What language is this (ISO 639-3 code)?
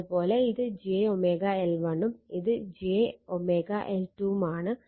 mal